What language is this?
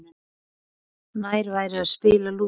Icelandic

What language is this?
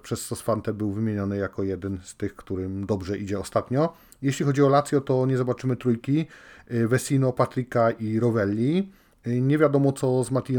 Polish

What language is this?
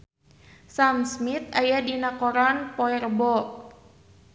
Sundanese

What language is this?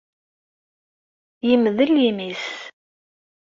Kabyle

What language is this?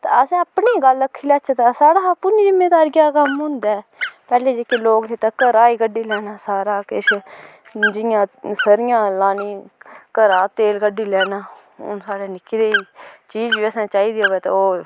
Dogri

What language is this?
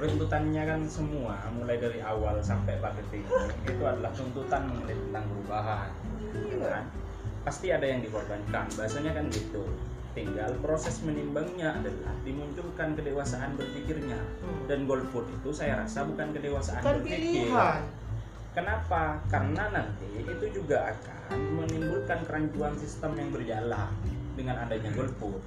Indonesian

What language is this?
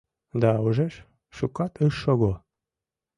Mari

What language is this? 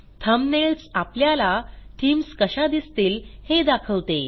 Marathi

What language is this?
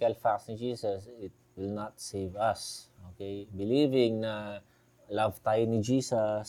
Filipino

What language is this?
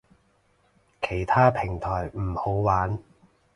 Cantonese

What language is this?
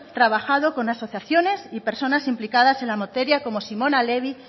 Spanish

